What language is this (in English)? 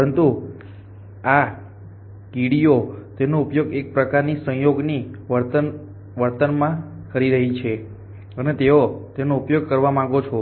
Gujarati